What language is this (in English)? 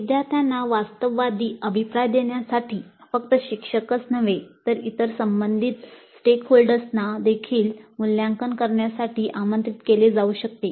Marathi